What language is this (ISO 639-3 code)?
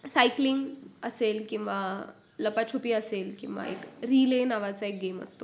mar